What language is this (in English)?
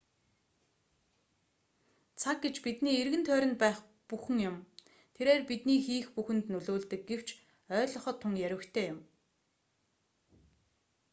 Mongolian